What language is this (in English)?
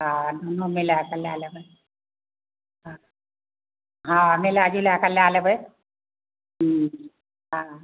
Maithili